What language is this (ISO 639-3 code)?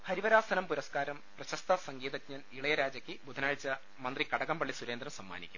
mal